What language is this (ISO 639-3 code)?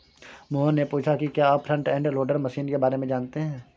hin